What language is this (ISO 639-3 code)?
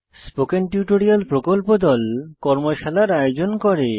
ben